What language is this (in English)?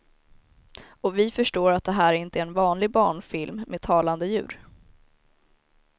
Swedish